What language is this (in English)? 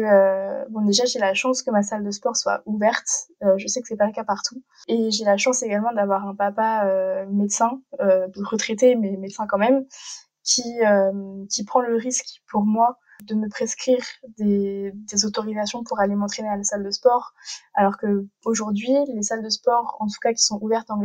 French